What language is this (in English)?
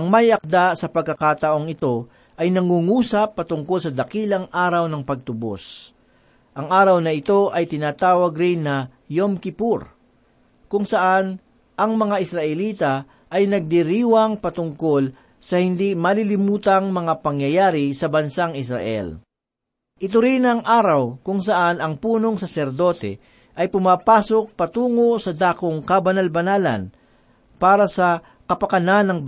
Filipino